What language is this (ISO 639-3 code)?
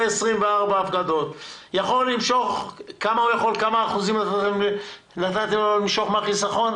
heb